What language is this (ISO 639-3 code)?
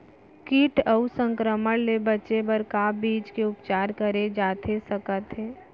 hne